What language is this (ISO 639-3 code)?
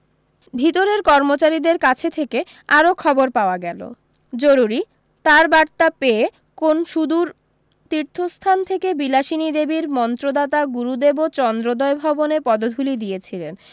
ben